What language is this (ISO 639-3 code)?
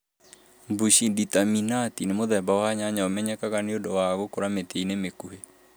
kik